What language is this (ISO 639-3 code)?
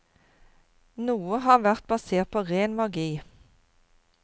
nor